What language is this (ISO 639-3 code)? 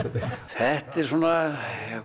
isl